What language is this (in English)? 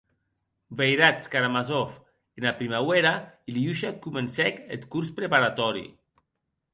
Occitan